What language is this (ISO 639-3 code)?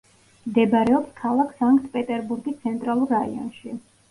kat